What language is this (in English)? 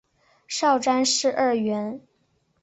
Chinese